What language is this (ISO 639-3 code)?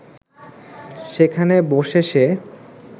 ben